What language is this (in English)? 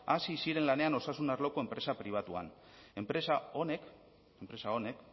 Basque